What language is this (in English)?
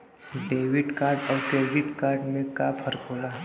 Bhojpuri